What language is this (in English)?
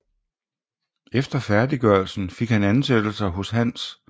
Danish